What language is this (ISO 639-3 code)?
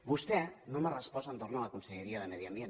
cat